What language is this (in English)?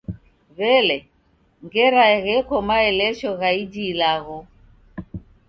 Taita